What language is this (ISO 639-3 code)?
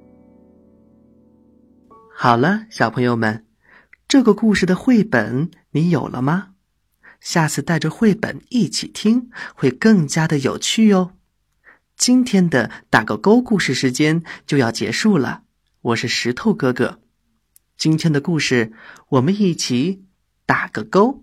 zho